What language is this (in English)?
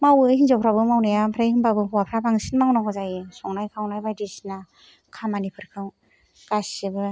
Bodo